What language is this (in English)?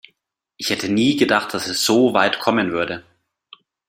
German